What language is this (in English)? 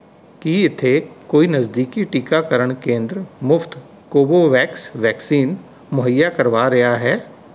Punjabi